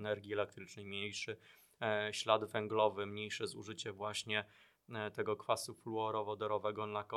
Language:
Polish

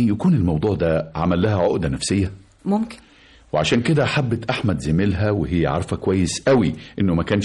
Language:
Arabic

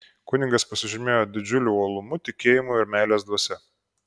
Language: Lithuanian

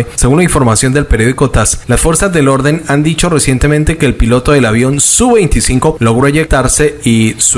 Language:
Spanish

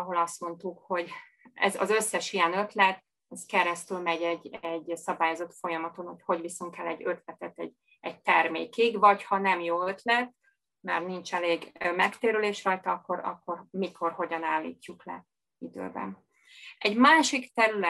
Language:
Hungarian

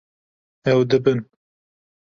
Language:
Kurdish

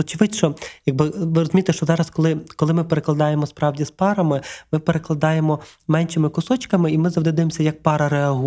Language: Ukrainian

